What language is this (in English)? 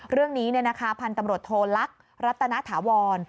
Thai